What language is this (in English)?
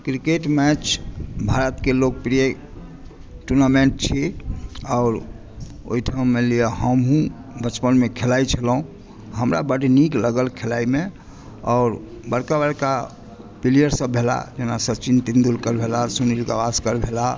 Maithili